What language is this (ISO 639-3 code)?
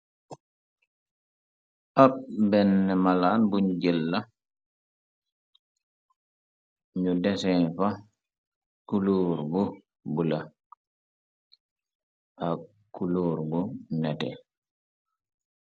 wol